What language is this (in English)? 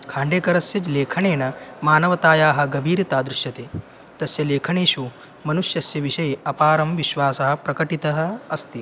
Sanskrit